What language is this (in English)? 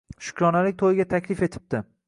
Uzbek